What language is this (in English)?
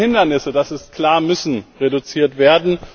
German